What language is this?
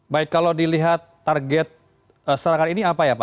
Indonesian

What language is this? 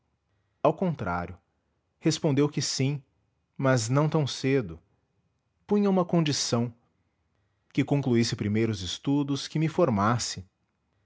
Portuguese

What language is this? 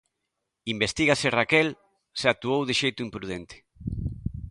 Galician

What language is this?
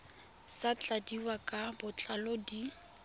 Tswana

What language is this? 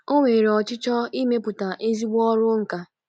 Igbo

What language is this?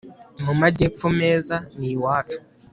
Kinyarwanda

